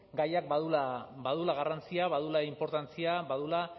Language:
Basque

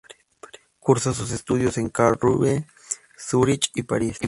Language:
Spanish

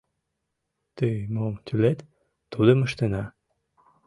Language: Mari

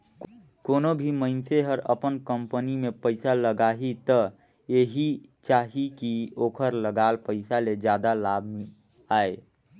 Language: Chhattisgarhi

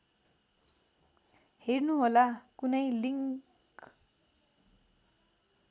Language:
Nepali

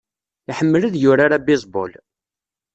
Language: Kabyle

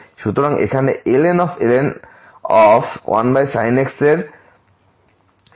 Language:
Bangla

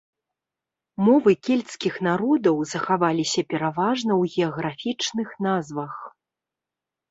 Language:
Belarusian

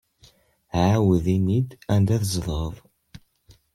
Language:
Kabyle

